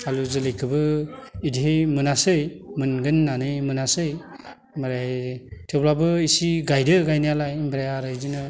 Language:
Bodo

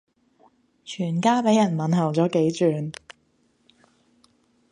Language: Cantonese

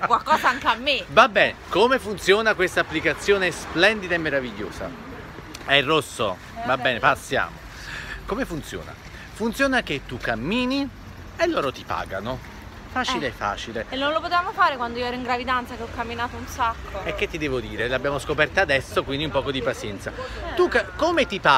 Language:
Italian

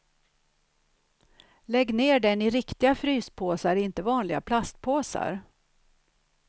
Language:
Swedish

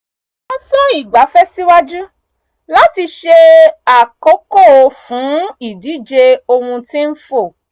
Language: Yoruba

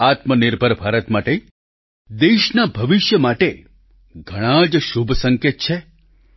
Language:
Gujarati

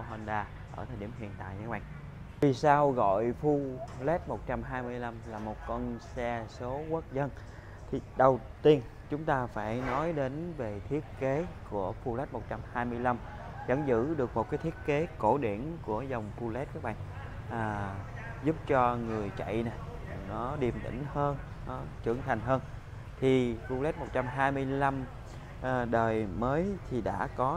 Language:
Vietnamese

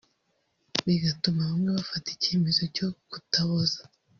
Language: Kinyarwanda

